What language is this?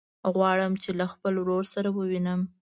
Pashto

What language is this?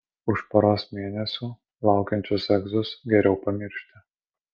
Lithuanian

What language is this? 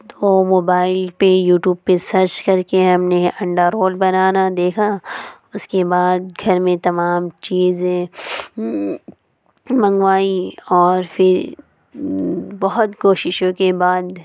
Urdu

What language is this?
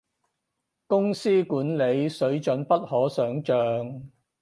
Cantonese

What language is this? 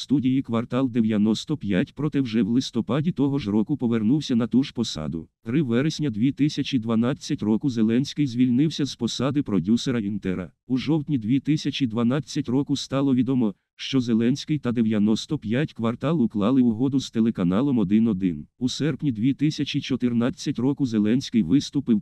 Ukrainian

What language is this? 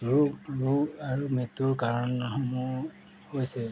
Assamese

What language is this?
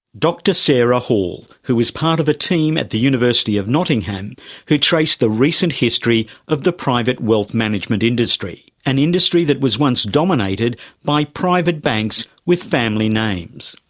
English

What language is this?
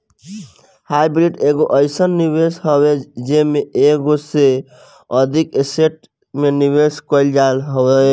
Bhojpuri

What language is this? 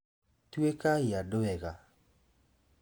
Kikuyu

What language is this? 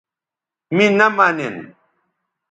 Bateri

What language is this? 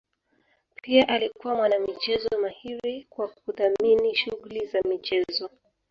Swahili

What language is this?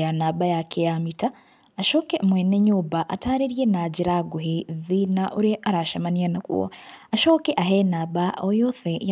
Kikuyu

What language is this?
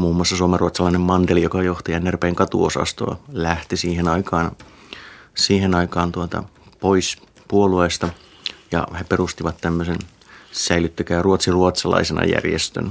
Finnish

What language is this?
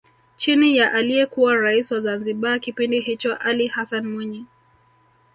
Swahili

